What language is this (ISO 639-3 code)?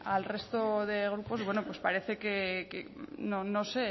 spa